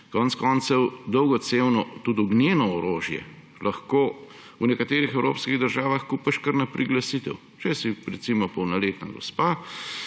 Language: Slovenian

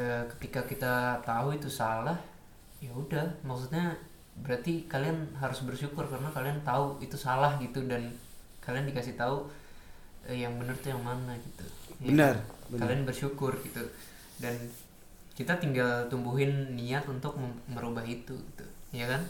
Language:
Indonesian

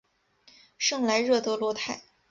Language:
Chinese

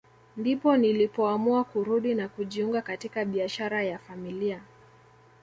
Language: Swahili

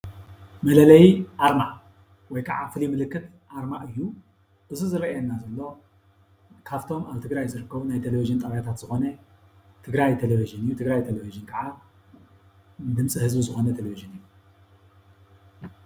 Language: Tigrinya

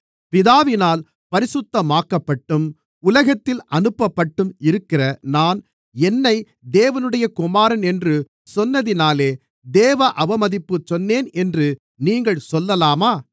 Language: Tamil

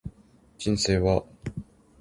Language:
Japanese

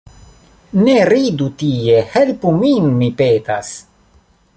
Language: Esperanto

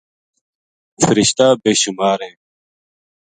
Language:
Gujari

